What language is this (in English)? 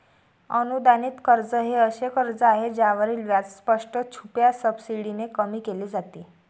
Marathi